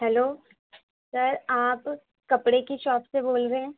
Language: Urdu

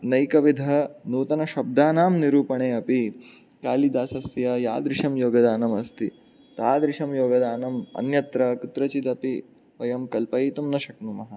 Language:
Sanskrit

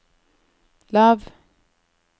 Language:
Norwegian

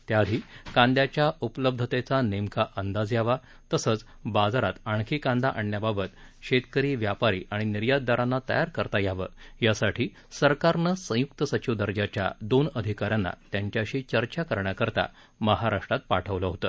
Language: Marathi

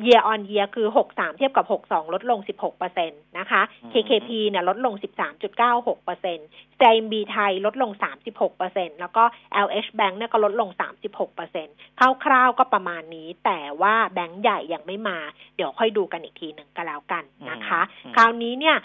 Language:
Thai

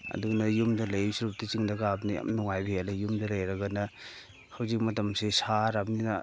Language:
Manipuri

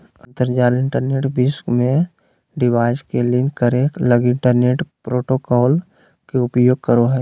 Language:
Magahi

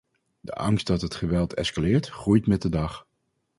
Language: Dutch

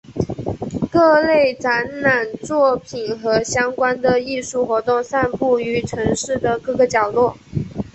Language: Chinese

